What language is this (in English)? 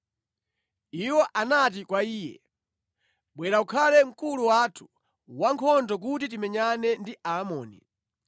Nyanja